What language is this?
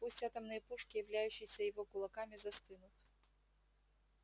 Russian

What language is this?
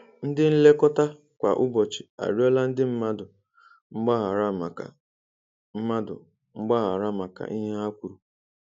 Igbo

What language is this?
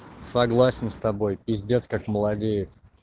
Russian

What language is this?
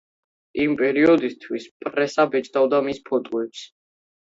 Georgian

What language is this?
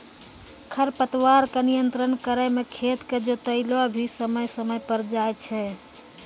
Maithili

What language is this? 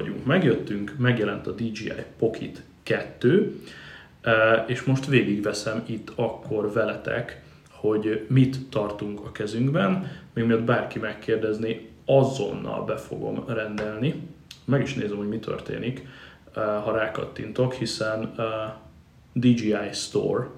Hungarian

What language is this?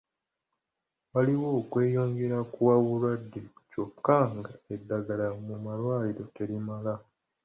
Ganda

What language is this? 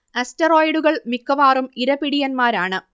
Malayalam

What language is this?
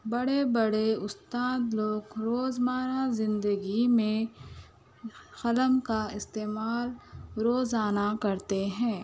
Urdu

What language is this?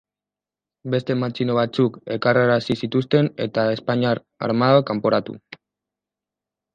Basque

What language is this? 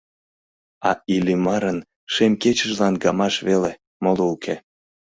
Mari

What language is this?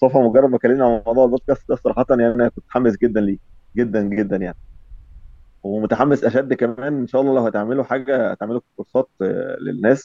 Arabic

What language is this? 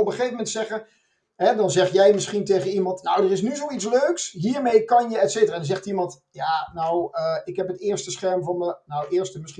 Dutch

